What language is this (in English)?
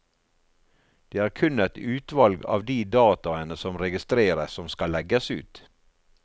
Norwegian